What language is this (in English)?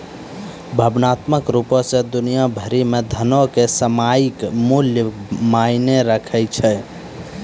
Maithili